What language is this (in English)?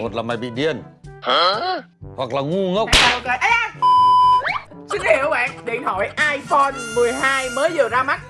Vietnamese